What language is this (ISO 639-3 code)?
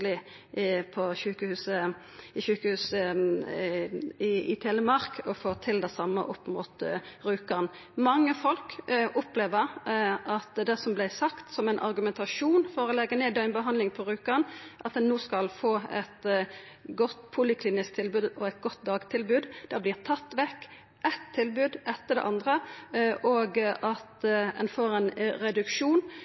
nno